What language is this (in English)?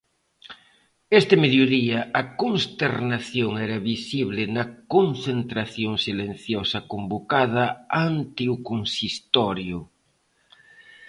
Galician